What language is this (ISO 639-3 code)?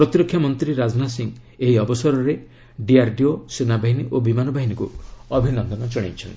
ori